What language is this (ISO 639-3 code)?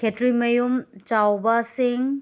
mni